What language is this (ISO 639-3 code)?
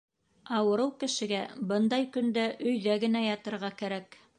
bak